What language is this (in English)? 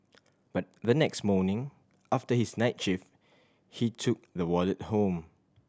English